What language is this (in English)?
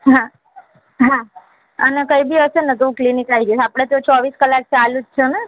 Gujarati